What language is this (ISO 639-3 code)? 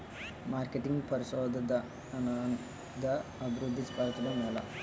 tel